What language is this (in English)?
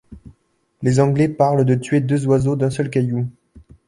French